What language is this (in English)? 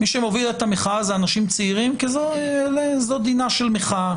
Hebrew